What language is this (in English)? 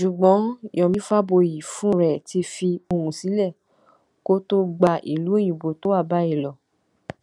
Yoruba